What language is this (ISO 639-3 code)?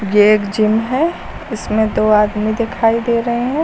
hin